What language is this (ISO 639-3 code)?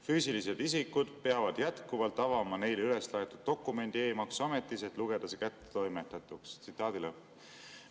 est